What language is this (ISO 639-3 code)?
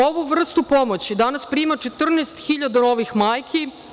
srp